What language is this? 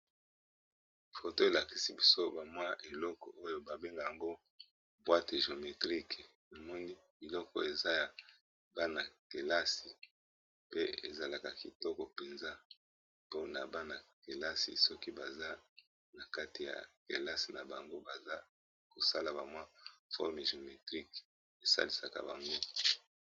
Lingala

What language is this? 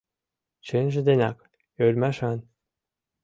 Mari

